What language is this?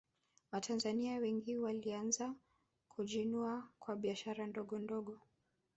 Swahili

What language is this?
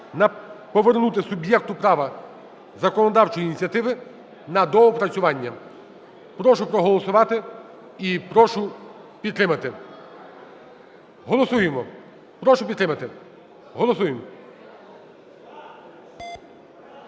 Ukrainian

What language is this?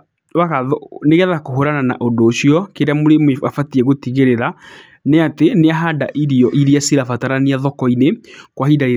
Kikuyu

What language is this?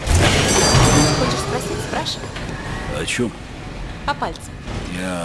Russian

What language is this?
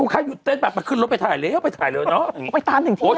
Thai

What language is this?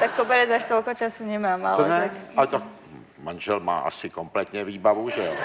Czech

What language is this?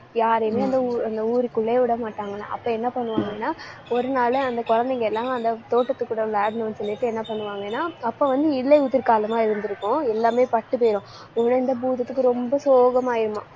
Tamil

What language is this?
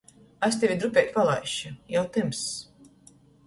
Latgalian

